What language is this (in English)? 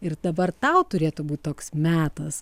Lithuanian